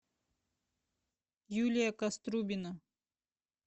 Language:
Russian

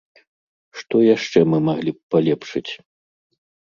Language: Belarusian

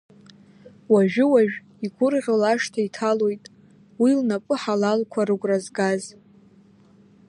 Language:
Abkhazian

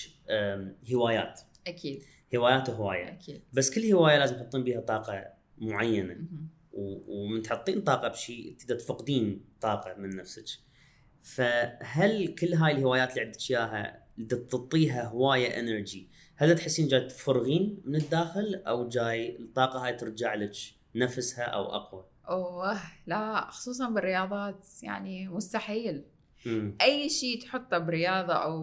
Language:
Arabic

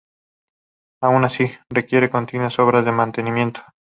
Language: Spanish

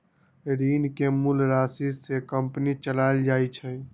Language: Magahi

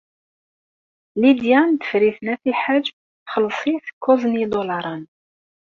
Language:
Kabyle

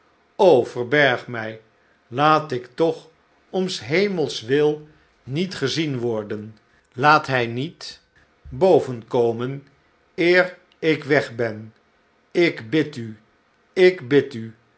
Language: Dutch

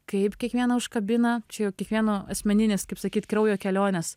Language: Lithuanian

